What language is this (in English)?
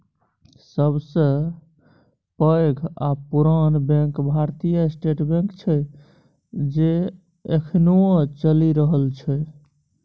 Maithili